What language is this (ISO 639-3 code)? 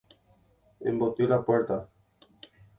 grn